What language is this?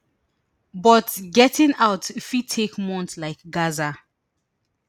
Nigerian Pidgin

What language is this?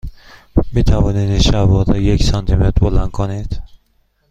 Persian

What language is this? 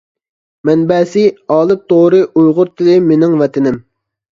Uyghur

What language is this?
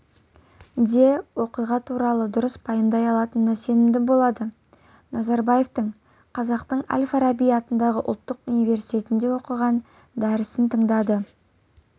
Kazakh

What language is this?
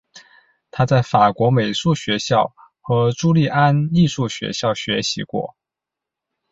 Chinese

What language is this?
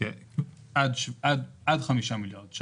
Hebrew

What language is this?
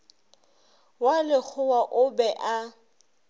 Northern Sotho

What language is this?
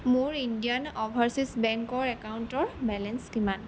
Assamese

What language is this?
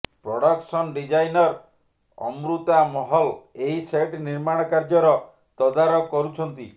Odia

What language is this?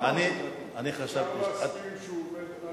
Hebrew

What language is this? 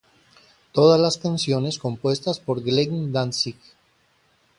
Spanish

